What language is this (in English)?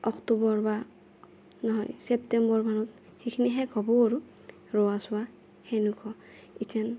Assamese